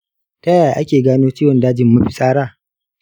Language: Hausa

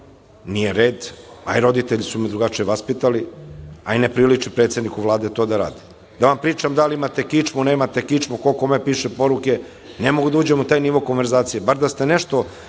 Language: Serbian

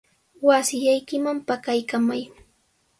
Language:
Sihuas Ancash Quechua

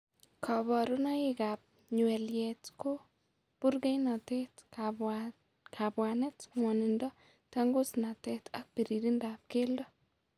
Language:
Kalenjin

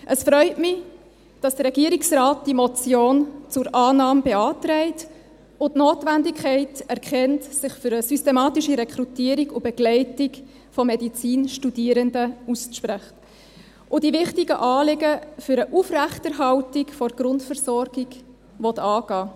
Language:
Swiss German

